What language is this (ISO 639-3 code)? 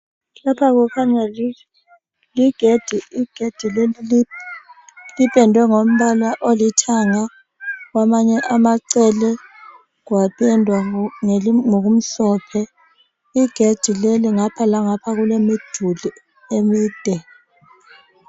nde